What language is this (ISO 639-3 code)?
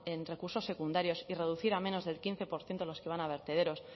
spa